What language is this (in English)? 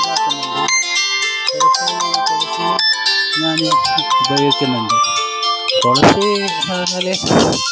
Malayalam